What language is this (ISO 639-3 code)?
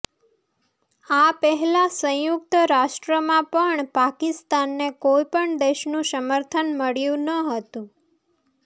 guj